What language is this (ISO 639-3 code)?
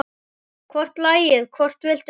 isl